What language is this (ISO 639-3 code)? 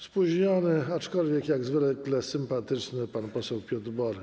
pol